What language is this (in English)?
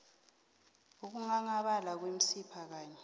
South Ndebele